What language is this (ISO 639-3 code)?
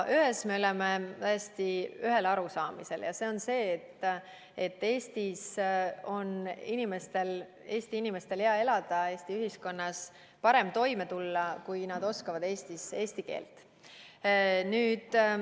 est